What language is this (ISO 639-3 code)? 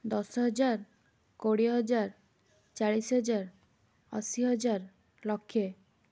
ori